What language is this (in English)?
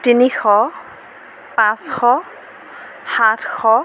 Assamese